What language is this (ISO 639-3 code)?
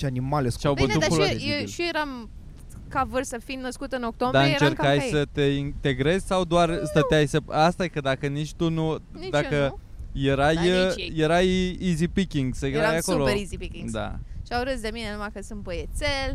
ron